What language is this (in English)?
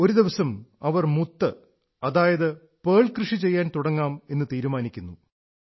Malayalam